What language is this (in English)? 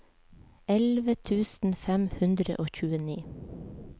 Norwegian